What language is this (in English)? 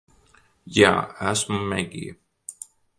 Latvian